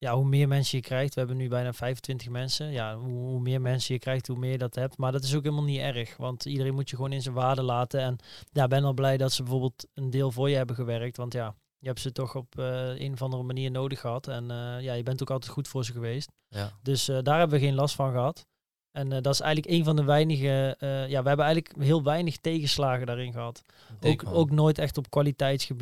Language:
Dutch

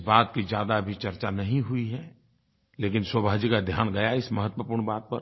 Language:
Hindi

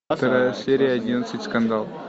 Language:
Russian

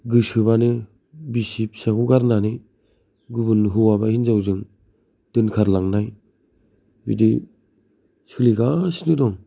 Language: Bodo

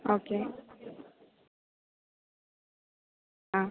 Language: Tamil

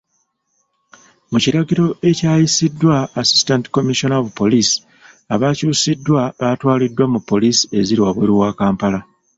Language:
Ganda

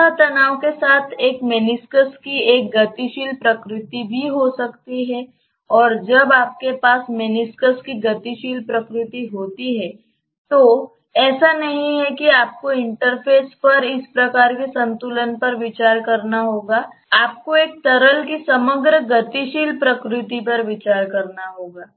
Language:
Hindi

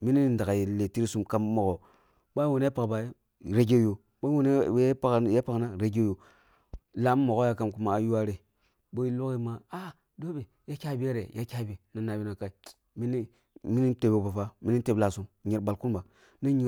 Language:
Kulung (Nigeria)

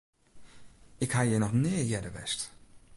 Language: Western Frisian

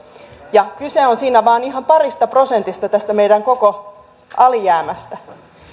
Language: Finnish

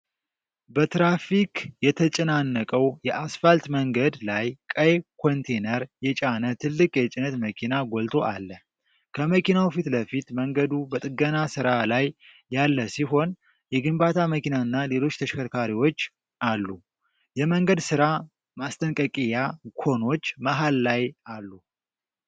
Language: Amharic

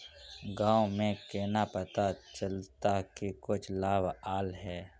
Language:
Magahi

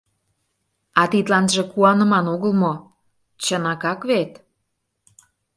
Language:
Mari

